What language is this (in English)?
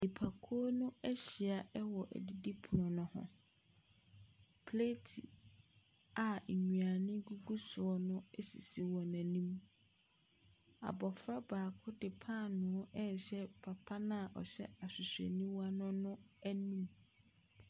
Akan